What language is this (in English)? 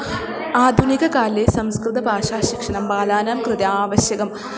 Sanskrit